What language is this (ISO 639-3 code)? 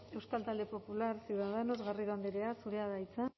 eus